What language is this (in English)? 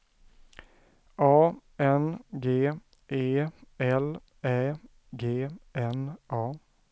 Swedish